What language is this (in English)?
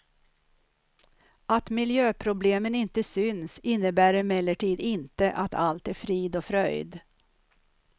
Swedish